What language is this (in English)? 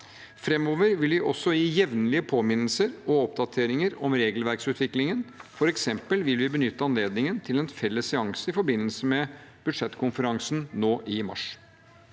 Norwegian